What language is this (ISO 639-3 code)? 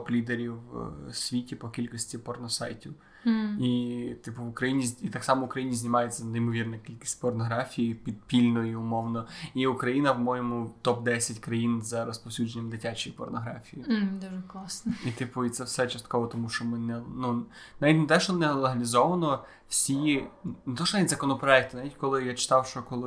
ukr